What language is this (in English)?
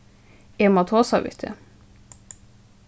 Faroese